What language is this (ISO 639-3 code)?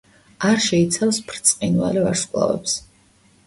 kat